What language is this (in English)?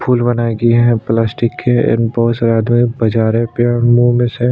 Hindi